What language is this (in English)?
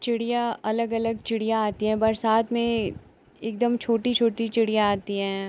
Hindi